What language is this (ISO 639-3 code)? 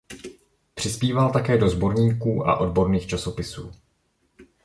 ces